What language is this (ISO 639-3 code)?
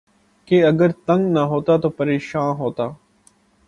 urd